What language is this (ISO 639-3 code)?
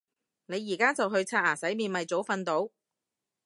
yue